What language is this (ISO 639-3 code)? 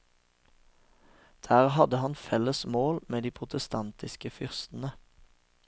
nor